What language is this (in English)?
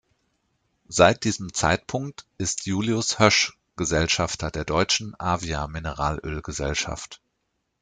German